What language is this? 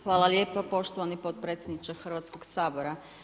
Croatian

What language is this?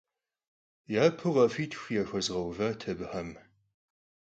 Kabardian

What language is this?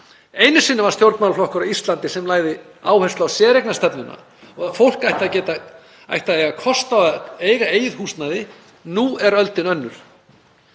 Icelandic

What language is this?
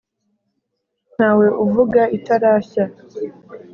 Kinyarwanda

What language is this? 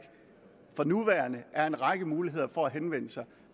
Danish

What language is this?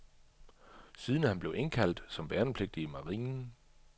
Danish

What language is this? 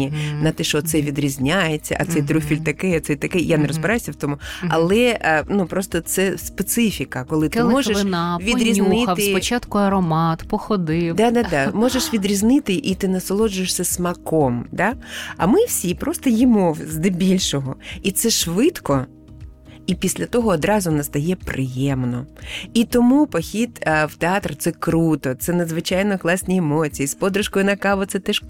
Ukrainian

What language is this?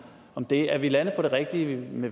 Danish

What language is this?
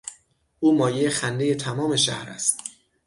Persian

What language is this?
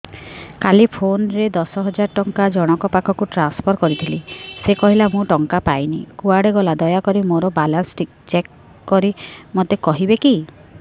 Odia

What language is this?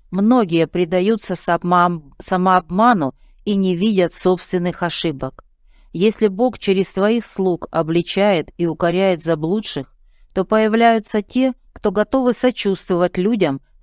Russian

